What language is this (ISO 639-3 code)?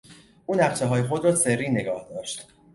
fas